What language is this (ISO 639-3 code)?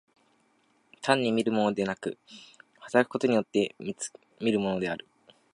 jpn